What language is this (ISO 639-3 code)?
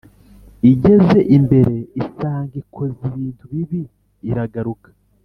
kin